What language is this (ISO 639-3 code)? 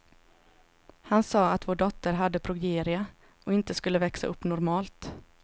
swe